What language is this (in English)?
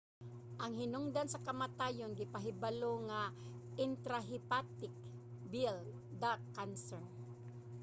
Cebuano